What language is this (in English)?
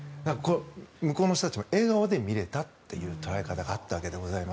Japanese